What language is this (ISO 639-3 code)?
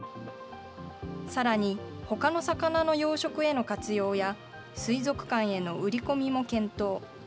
jpn